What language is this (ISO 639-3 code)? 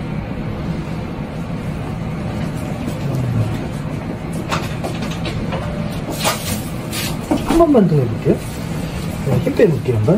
kor